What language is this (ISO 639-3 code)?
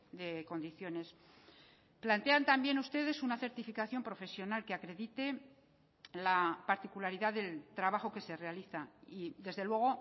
spa